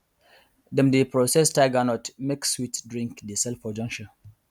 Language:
Nigerian Pidgin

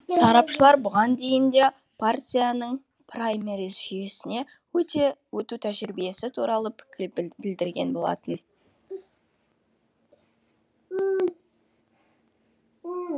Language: Kazakh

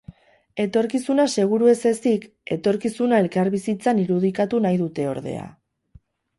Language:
Basque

